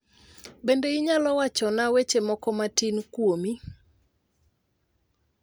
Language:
Luo (Kenya and Tanzania)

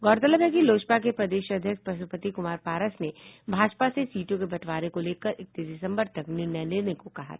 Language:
Hindi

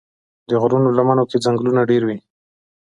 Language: Pashto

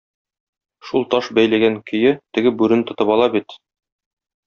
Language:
Tatar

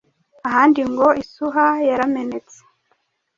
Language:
Kinyarwanda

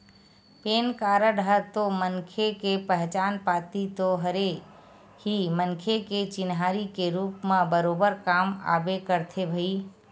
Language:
Chhattisgarhi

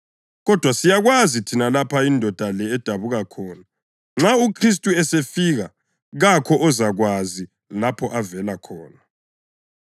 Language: North Ndebele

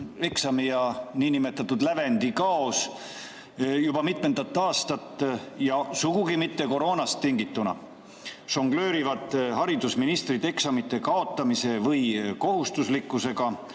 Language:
Estonian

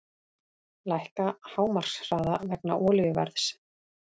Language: Icelandic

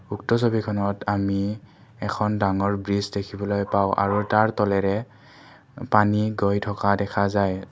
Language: Assamese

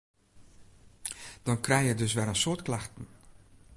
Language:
Western Frisian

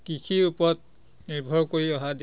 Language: Assamese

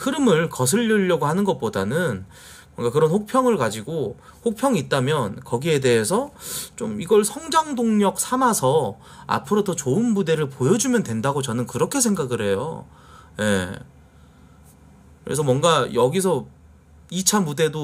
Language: Korean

